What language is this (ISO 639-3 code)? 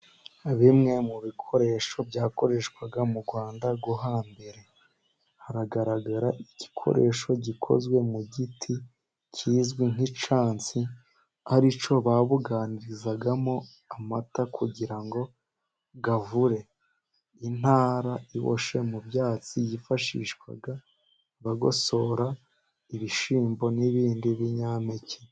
kin